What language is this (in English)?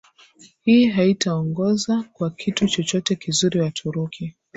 Swahili